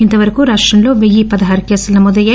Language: Telugu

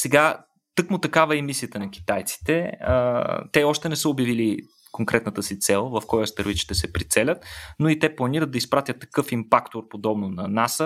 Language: Bulgarian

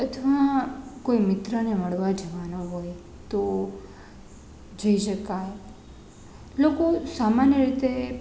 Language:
Gujarati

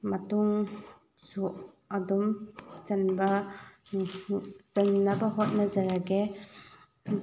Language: Manipuri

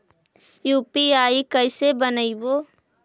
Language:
Magahi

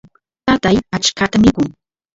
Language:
Santiago del Estero Quichua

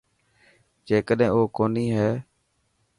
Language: Dhatki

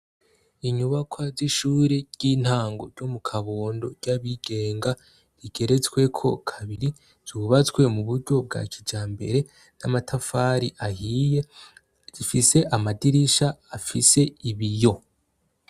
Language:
Rundi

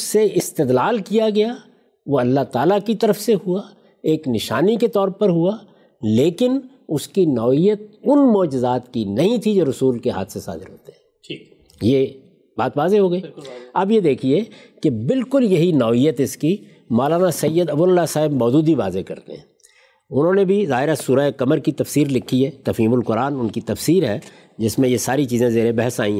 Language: Urdu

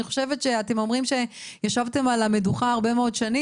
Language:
Hebrew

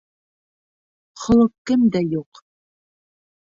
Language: Bashkir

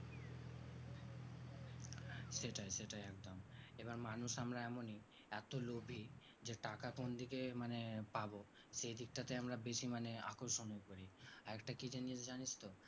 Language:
Bangla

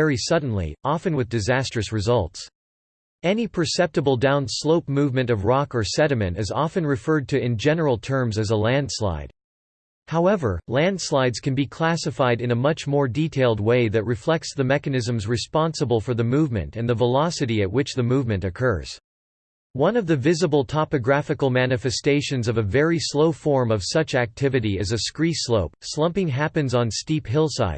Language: English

